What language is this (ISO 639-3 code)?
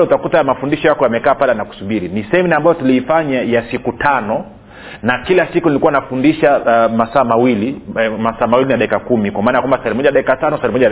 swa